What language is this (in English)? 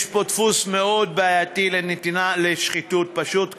Hebrew